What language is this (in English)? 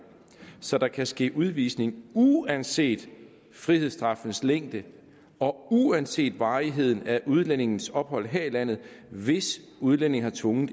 Danish